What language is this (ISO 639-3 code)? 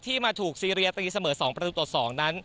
tha